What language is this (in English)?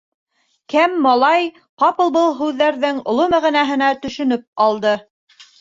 Bashkir